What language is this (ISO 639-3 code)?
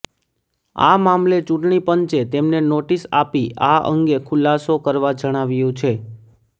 guj